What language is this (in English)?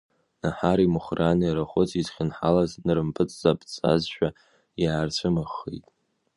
Abkhazian